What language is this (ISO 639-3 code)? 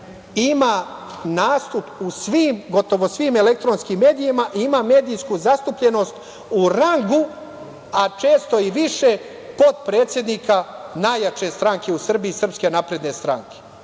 srp